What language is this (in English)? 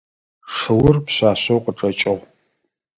Adyghe